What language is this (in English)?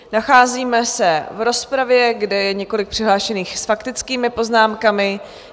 Czech